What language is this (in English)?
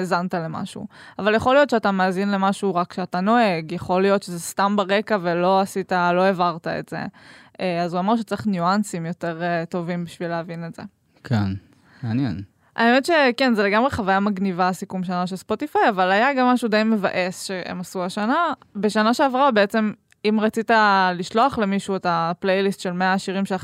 Hebrew